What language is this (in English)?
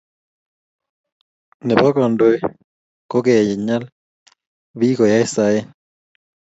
Kalenjin